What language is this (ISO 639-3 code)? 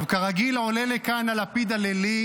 heb